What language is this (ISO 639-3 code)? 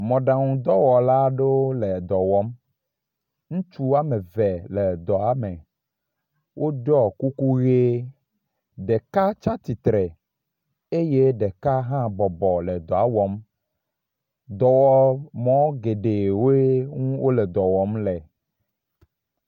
ewe